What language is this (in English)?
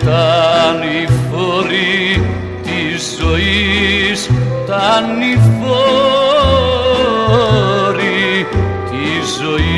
Greek